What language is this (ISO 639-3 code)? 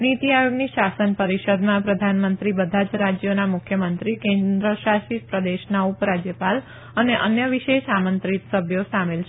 guj